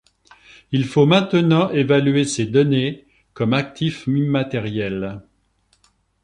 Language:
French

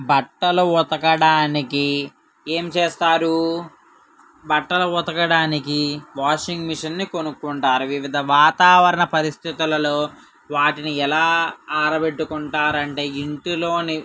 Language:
Telugu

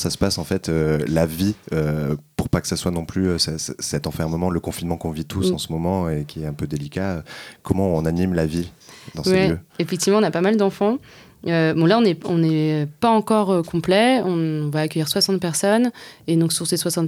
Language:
French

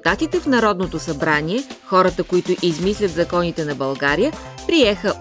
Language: Bulgarian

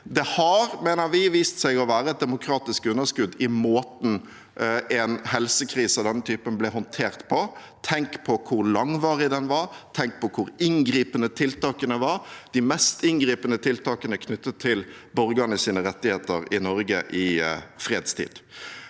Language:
Norwegian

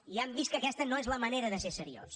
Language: Catalan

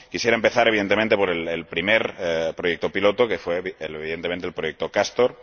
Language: Spanish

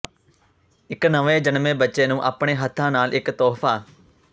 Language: Punjabi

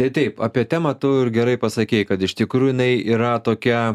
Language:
Lithuanian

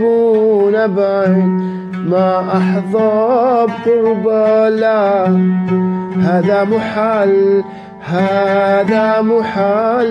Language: Arabic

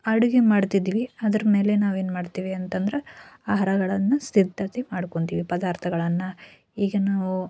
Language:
Kannada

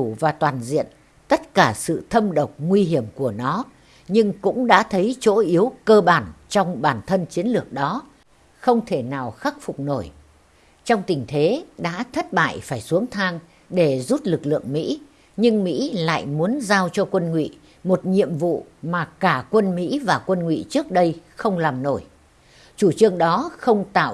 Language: Vietnamese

